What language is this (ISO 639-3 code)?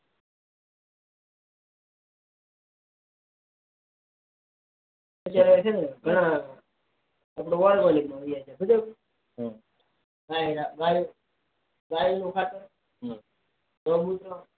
guj